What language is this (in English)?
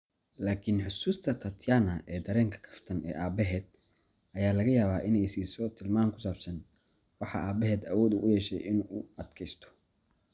Somali